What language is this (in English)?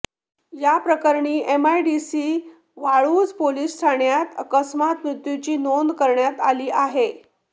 Marathi